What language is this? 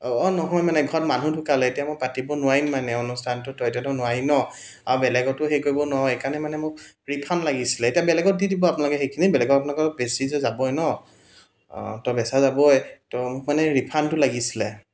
Assamese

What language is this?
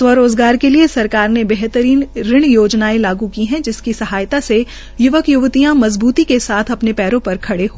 Hindi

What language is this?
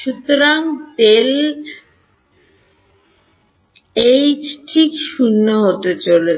Bangla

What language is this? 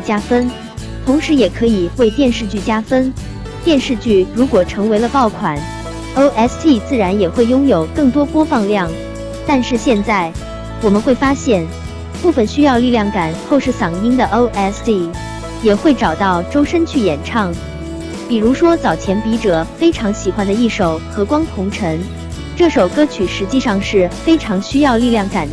Chinese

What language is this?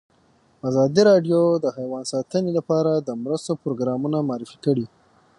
Pashto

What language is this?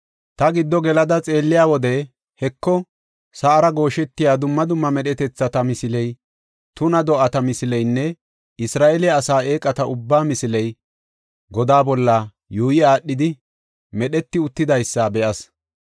Gofa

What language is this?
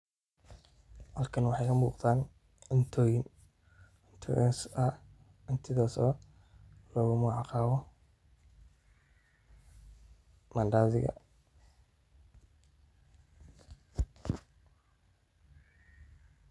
Somali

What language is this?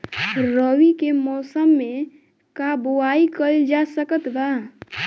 Bhojpuri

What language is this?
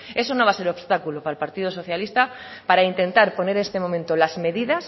Spanish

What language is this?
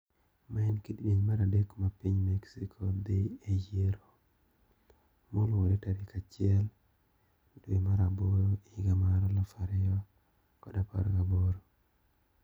Luo (Kenya and Tanzania)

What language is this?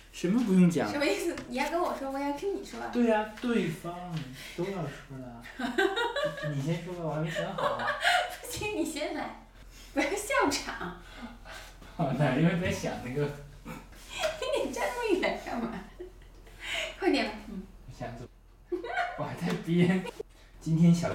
Chinese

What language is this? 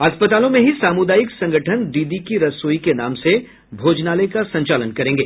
Hindi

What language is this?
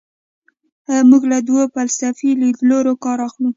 Pashto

